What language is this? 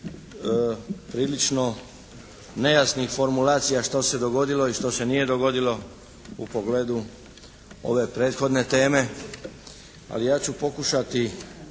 Croatian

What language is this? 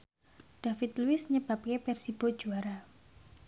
Javanese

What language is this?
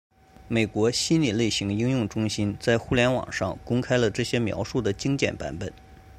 Chinese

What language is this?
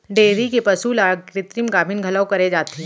Chhattisgarhi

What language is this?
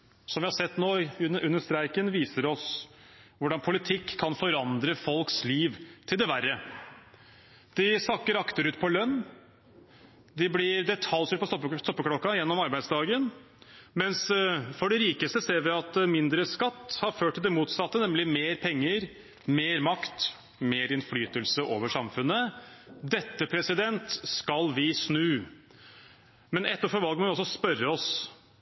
Norwegian Bokmål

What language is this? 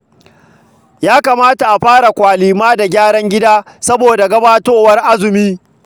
Hausa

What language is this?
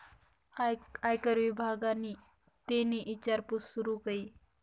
Marathi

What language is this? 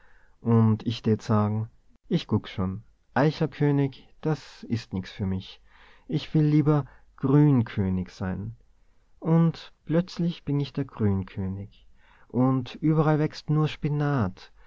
German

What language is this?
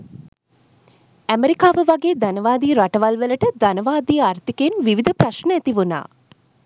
Sinhala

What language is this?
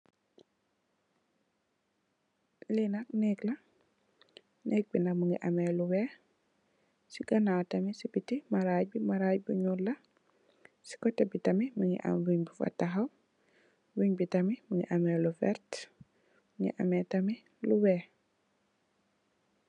Wolof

